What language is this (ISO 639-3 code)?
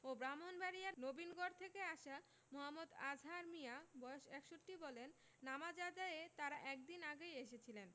ben